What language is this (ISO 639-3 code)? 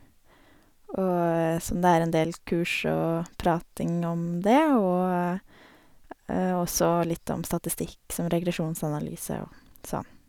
nor